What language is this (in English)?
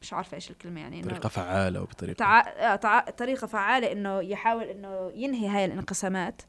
Arabic